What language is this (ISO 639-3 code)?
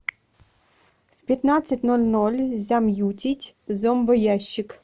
rus